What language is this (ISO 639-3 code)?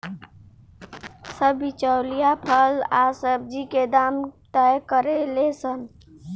bho